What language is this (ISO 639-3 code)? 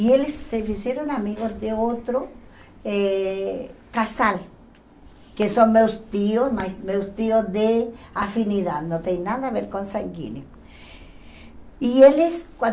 por